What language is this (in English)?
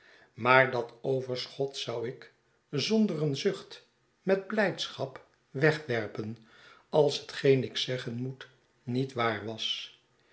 Dutch